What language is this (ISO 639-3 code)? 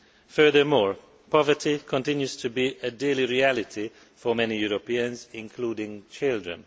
eng